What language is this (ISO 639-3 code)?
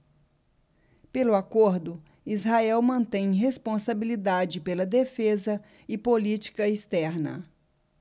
por